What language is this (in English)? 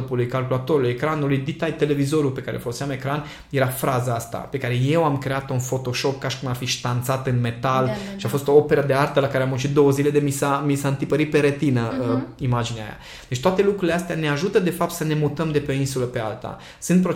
Romanian